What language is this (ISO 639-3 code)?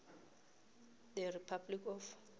nbl